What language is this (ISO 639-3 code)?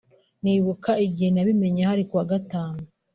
kin